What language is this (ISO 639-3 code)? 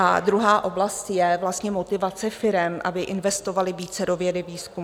ces